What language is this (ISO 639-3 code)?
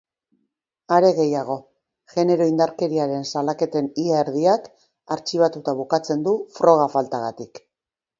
eus